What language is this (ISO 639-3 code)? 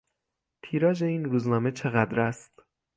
fas